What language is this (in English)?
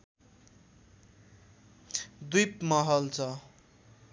Nepali